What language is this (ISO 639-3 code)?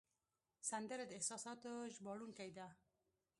pus